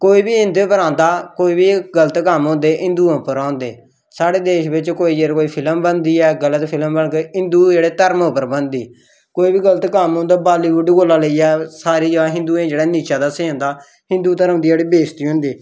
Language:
Dogri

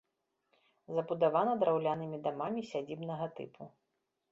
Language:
Belarusian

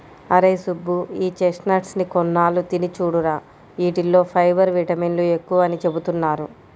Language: Telugu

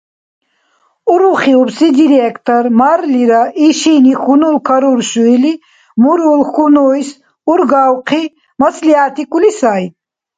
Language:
Dargwa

